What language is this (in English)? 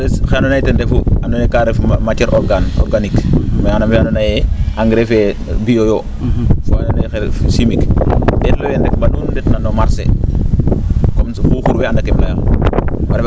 Serer